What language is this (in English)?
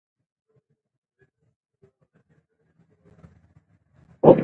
Pashto